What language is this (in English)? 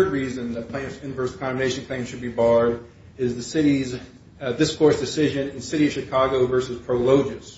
English